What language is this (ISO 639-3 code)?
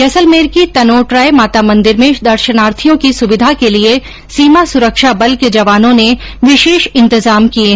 hin